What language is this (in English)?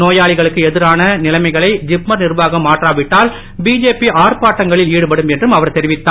Tamil